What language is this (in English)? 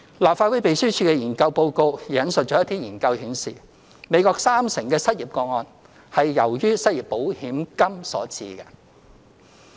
Cantonese